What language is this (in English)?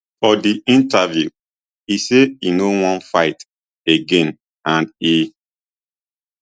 Nigerian Pidgin